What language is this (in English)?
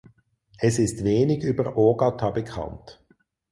German